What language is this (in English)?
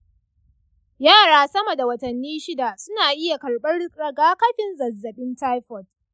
Hausa